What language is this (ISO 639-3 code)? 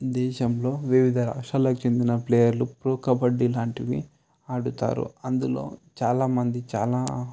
tel